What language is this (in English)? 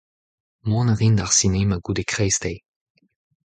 Breton